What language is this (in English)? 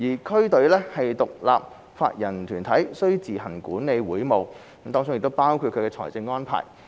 Cantonese